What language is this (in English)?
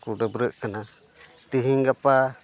Santali